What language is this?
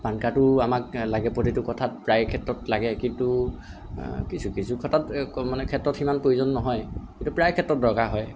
Assamese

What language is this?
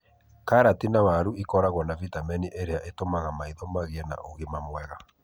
Kikuyu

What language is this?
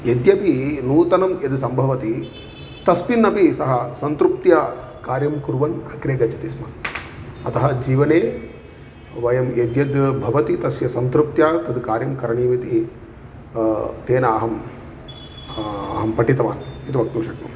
Sanskrit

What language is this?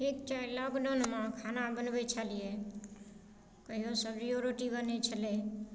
Maithili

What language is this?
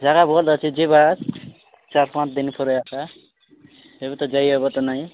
Odia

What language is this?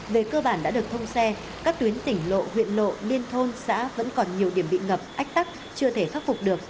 Vietnamese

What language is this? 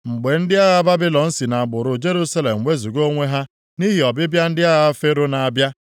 Igbo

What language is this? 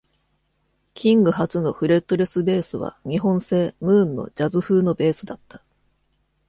Japanese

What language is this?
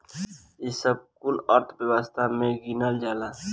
Bhojpuri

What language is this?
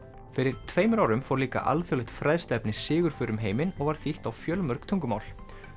Icelandic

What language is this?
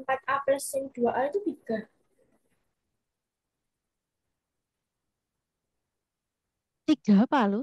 Indonesian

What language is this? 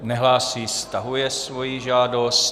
Czech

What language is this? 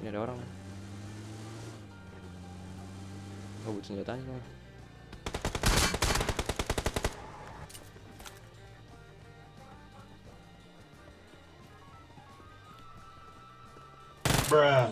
Indonesian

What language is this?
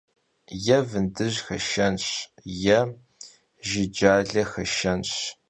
Kabardian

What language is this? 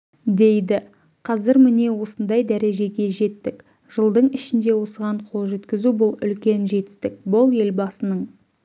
Kazakh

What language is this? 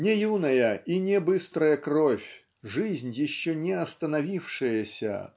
Russian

